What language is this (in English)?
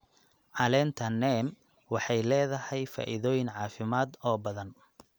Somali